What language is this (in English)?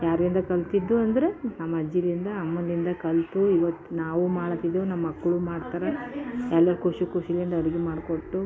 Kannada